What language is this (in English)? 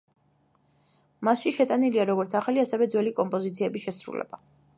Georgian